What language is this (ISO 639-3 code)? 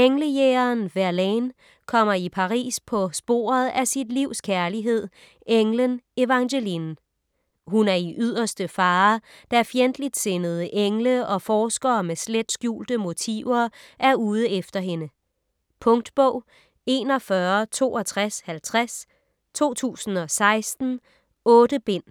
dan